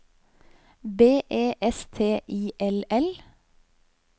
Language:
Norwegian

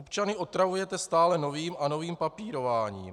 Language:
Czech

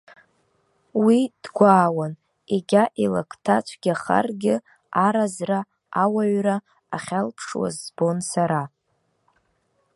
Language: Abkhazian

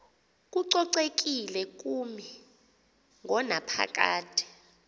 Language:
Xhosa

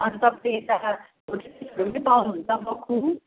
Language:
Nepali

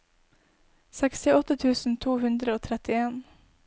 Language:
Norwegian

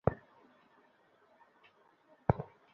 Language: Bangla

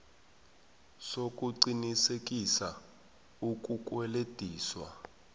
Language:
South Ndebele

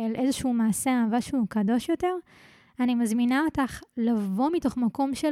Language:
Hebrew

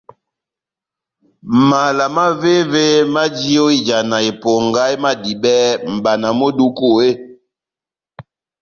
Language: Batanga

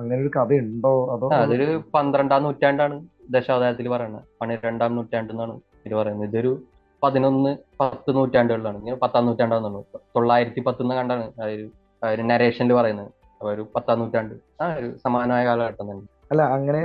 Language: Malayalam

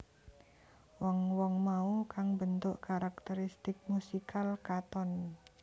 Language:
Javanese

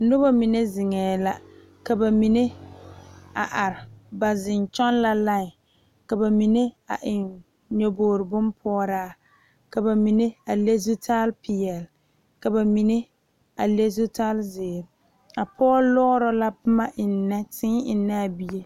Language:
Southern Dagaare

